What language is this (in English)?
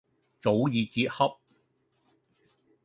Cantonese